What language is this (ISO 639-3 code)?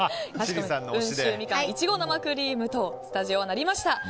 jpn